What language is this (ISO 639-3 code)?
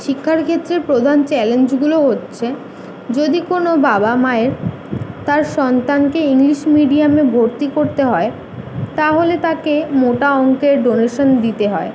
ben